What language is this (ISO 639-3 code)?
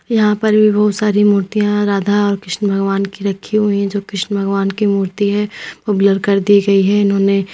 hin